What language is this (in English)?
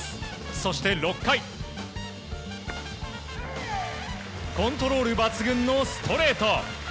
Japanese